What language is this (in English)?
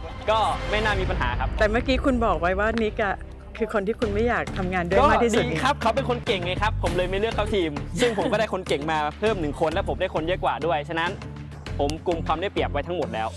Thai